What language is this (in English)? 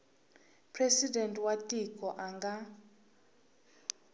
Tsonga